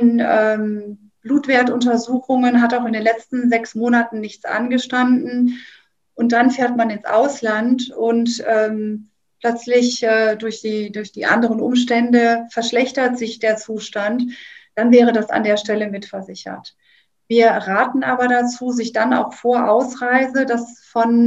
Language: German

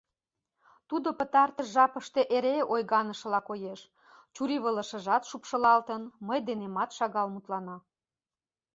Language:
Mari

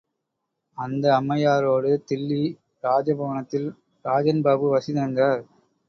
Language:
Tamil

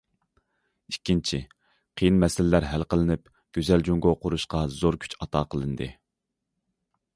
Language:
Uyghur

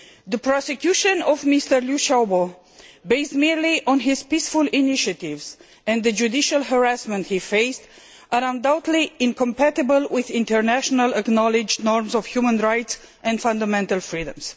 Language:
English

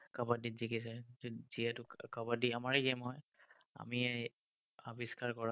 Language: Assamese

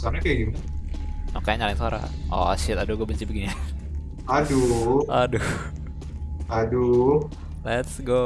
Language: Indonesian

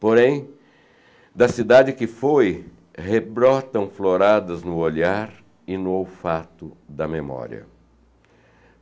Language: Portuguese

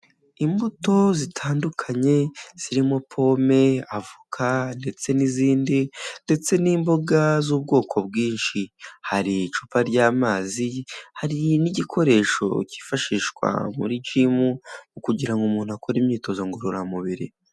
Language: Kinyarwanda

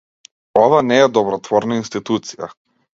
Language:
Macedonian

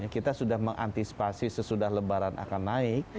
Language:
Indonesian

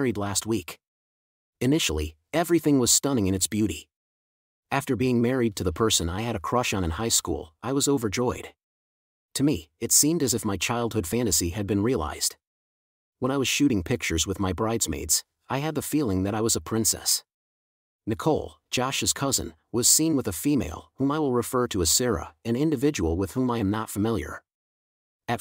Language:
English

